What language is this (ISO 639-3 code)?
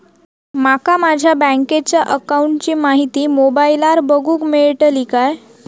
mar